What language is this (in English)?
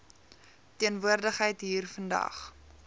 Afrikaans